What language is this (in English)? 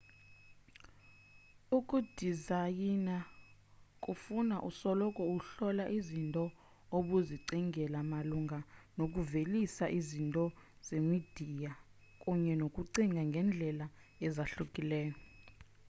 Xhosa